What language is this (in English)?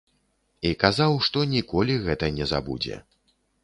Belarusian